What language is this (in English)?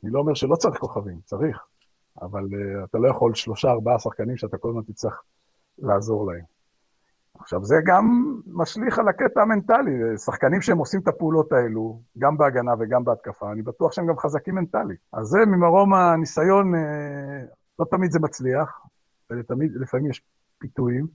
Hebrew